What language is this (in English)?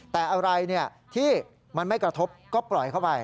Thai